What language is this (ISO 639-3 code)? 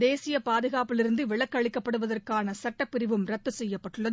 tam